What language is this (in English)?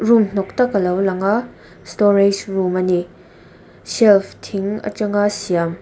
Mizo